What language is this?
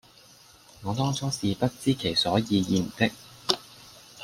Cantonese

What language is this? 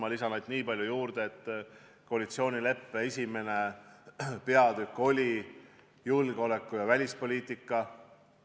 Estonian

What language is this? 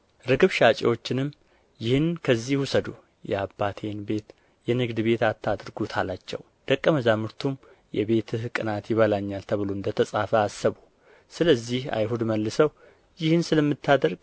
Amharic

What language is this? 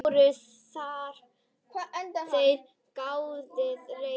Icelandic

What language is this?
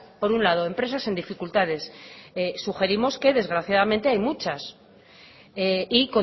Spanish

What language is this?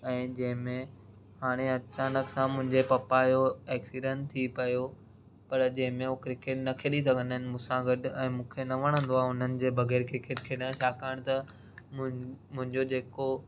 Sindhi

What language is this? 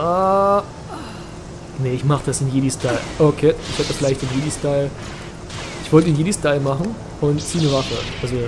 German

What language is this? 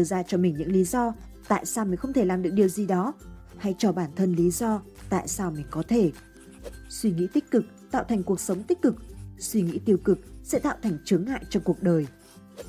Vietnamese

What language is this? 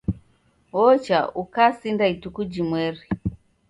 Taita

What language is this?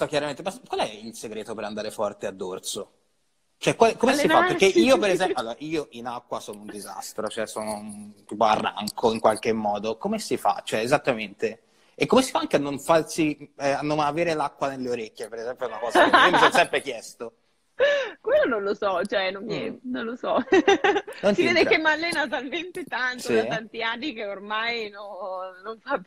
Italian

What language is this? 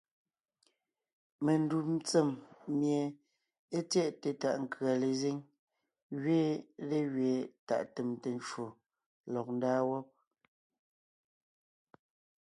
Ngiemboon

